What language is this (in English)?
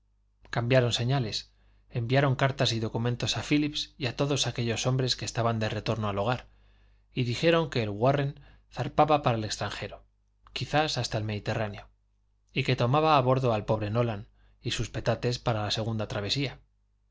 Spanish